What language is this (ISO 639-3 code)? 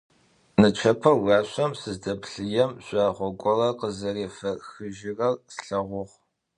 ady